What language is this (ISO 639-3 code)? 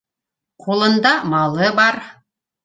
bak